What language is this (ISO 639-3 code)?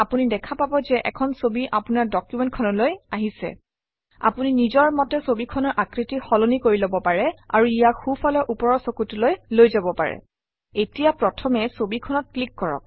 asm